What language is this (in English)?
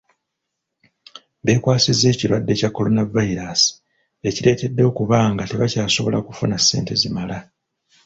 Ganda